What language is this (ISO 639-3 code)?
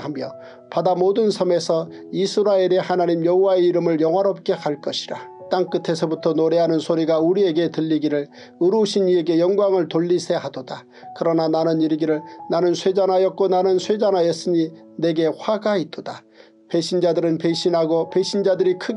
kor